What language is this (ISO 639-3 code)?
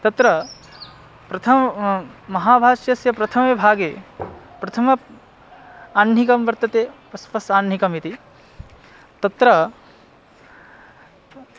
san